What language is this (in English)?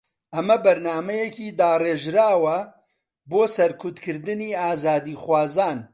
Central Kurdish